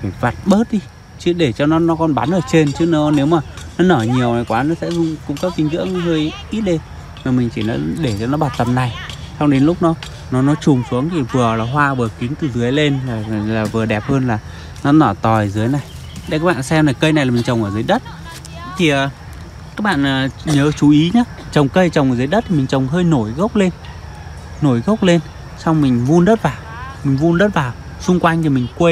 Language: Vietnamese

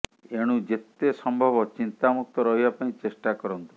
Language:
Odia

